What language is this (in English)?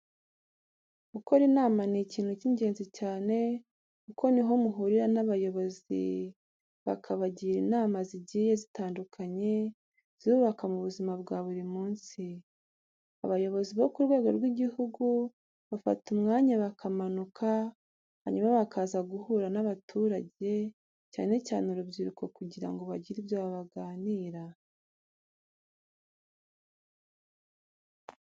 Kinyarwanda